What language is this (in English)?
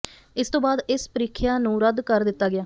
Punjabi